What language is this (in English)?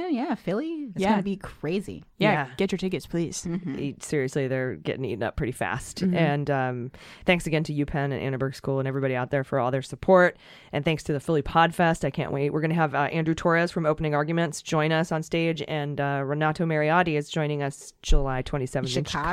English